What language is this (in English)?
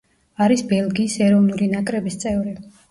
Georgian